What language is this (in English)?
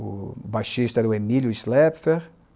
Portuguese